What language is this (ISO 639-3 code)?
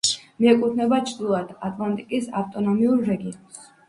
kat